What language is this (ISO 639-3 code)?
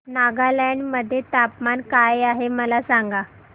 mar